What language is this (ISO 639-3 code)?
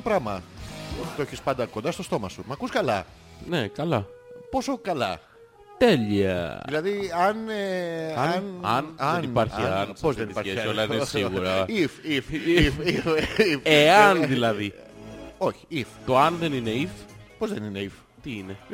ell